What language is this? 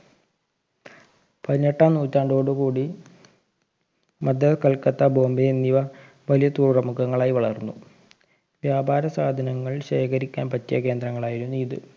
Malayalam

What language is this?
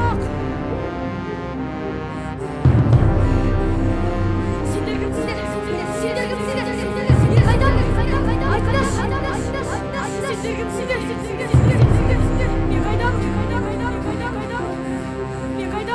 Turkish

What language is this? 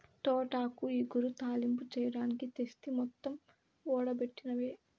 Telugu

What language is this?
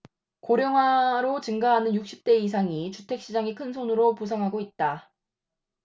Korean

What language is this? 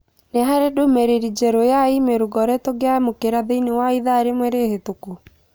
Kikuyu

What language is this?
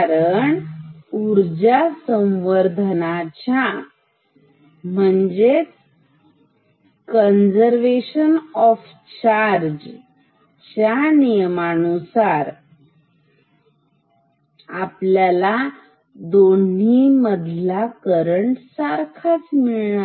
Marathi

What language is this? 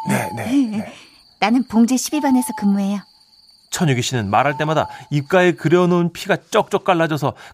Korean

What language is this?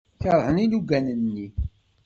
Kabyle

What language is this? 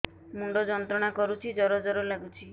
Odia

